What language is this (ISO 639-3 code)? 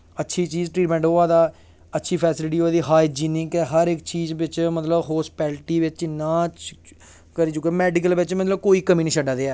doi